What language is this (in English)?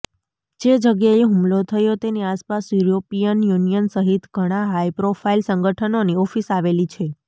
Gujarati